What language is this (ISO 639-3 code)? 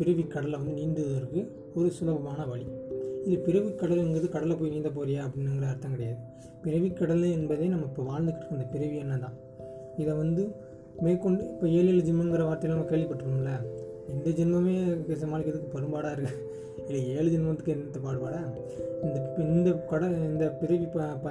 tam